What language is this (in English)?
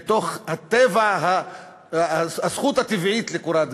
Hebrew